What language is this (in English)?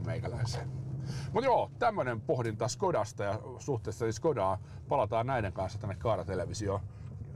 Finnish